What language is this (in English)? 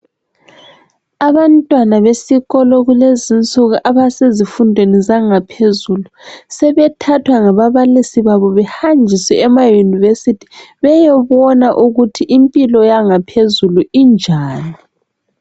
North Ndebele